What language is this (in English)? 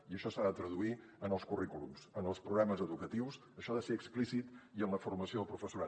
Catalan